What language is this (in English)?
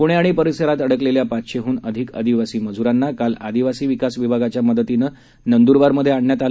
Marathi